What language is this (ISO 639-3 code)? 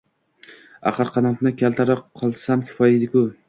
uzb